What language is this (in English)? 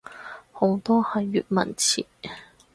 Cantonese